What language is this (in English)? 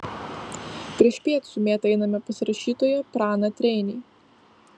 Lithuanian